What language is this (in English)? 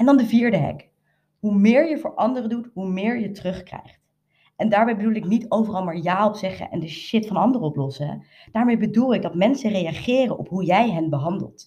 Dutch